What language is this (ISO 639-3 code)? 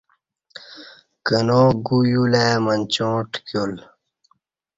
bsh